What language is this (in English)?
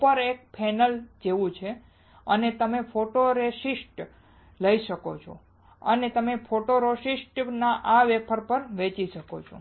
Gujarati